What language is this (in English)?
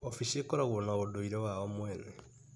Kikuyu